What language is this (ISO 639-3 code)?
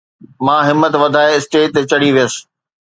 snd